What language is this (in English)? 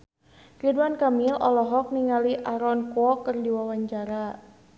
Sundanese